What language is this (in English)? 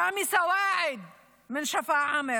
Hebrew